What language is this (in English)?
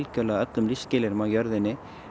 Icelandic